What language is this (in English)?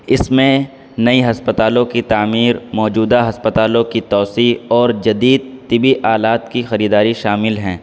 Urdu